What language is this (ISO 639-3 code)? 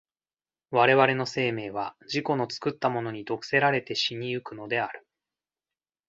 jpn